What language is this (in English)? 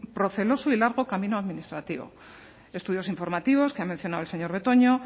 Spanish